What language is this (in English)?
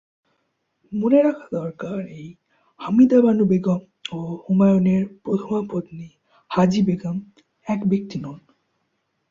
Bangla